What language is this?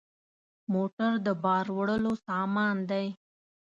Pashto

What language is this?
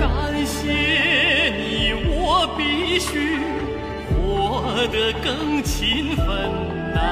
Chinese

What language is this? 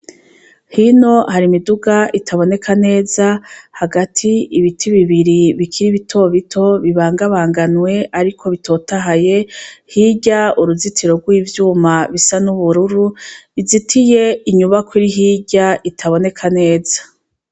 Rundi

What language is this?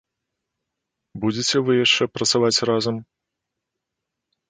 Belarusian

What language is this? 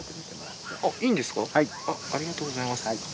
Japanese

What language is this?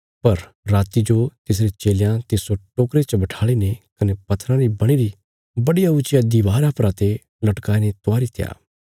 Bilaspuri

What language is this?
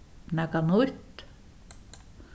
Faroese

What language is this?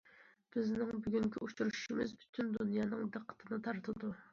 Uyghur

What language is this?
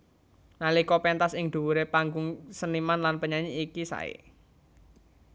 Javanese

